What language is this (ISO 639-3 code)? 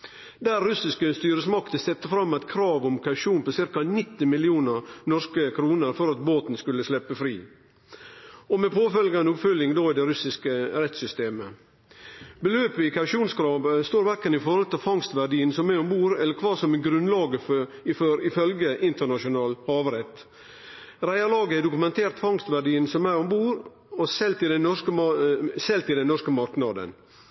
nno